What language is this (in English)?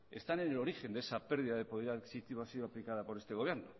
Spanish